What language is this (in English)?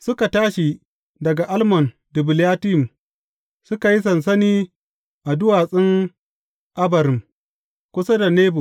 Hausa